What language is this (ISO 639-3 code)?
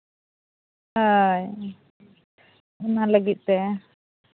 sat